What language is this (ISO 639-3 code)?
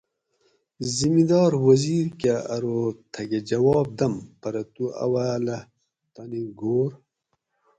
gwc